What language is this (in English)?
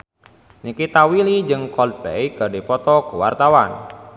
Sundanese